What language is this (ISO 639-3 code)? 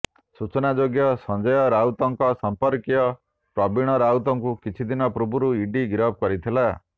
ori